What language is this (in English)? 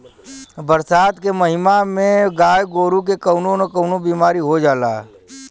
Bhojpuri